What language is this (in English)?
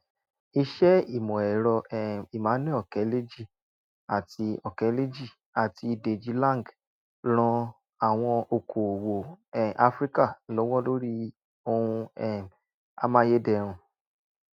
Yoruba